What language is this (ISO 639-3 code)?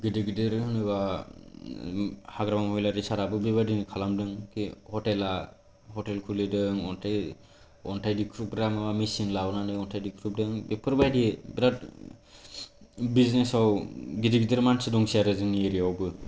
brx